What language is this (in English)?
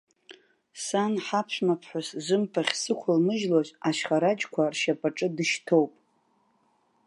Abkhazian